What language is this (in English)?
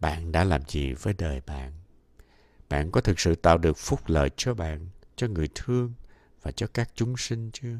Vietnamese